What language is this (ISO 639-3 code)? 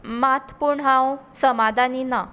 kok